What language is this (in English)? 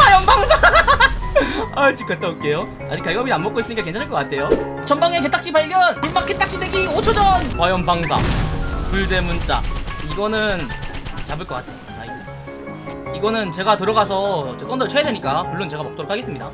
Korean